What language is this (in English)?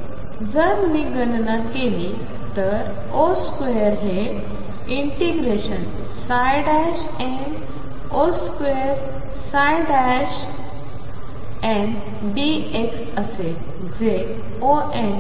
Marathi